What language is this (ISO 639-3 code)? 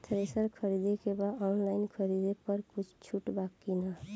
bho